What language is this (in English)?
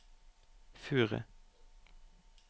Norwegian